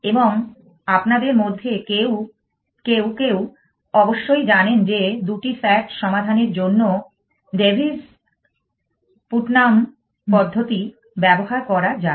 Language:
Bangla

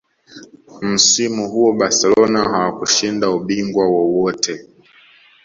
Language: Swahili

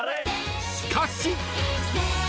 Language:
Japanese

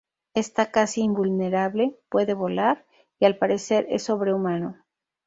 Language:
Spanish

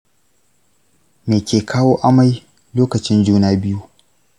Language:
Hausa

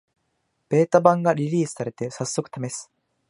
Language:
Japanese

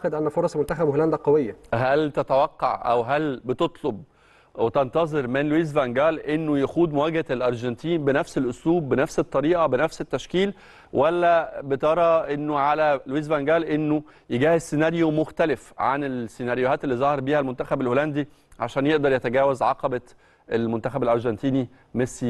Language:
Arabic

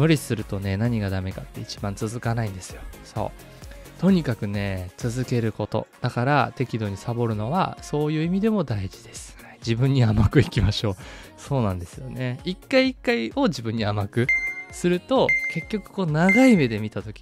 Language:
Japanese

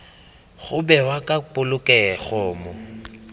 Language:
Tswana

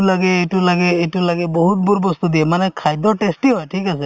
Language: Assamese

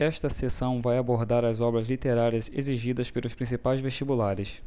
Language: Portuguese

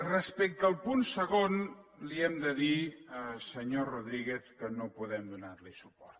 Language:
Catalan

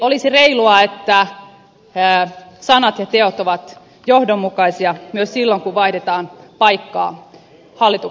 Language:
Finnish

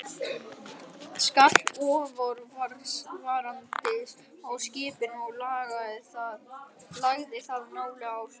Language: Icelandic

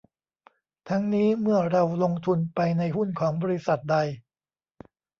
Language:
Thai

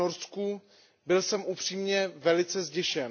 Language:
Czech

